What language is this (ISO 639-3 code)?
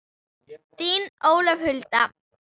isl